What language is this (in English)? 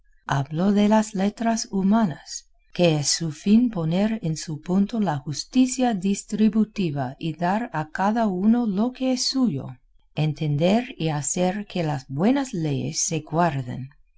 Spanish